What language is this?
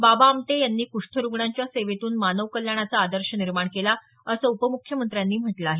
Marathi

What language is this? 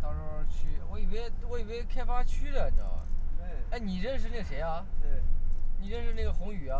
Chinese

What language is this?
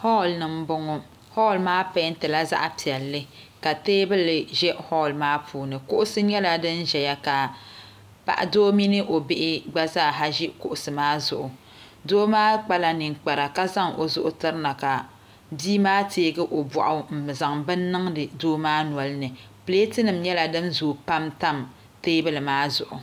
Dagbani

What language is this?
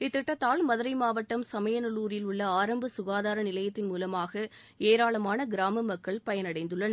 Tamil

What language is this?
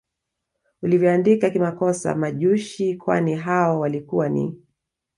Swahili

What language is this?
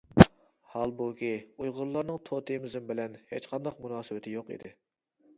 Uyghur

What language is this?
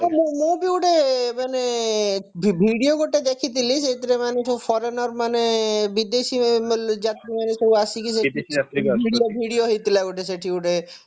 Odia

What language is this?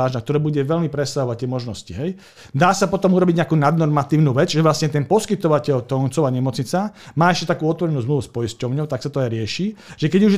Slovak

